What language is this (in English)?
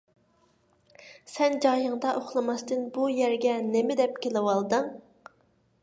Uyghur